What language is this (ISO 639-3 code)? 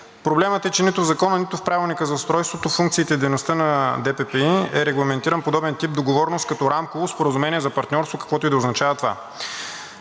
bul